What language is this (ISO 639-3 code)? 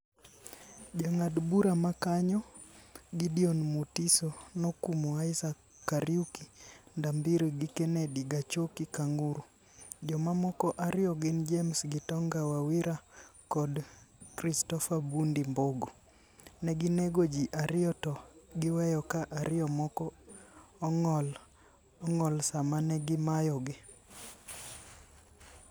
luo